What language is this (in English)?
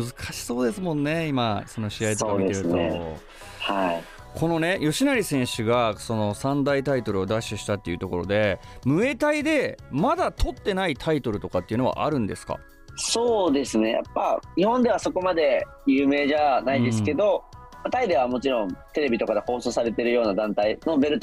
Japanese